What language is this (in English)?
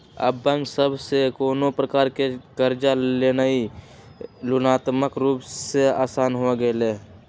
Magahi